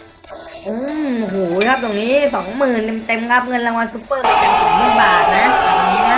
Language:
Thai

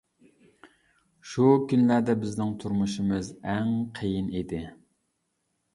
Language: Uyghur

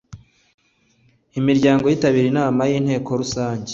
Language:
Kinyarwanda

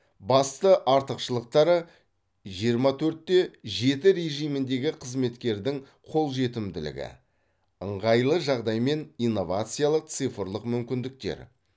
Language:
Kazakh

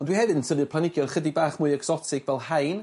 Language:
Welsh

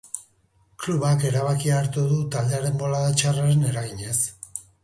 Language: Basque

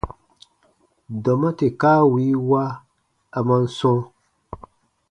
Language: Baatonum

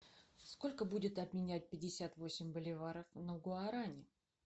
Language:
Russian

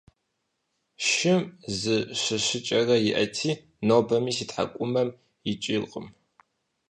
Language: Kabardian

